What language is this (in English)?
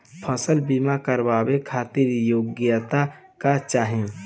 Bhojpuri